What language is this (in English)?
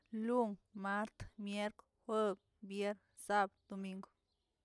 Tilquiapan Zapotec